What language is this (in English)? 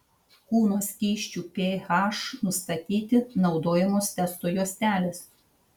Lithuanian